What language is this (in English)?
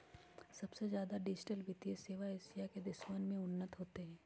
Magahi